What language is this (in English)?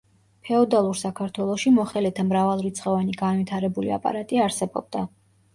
Georgian